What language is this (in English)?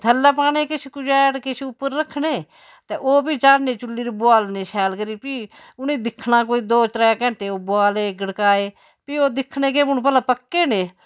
Dogri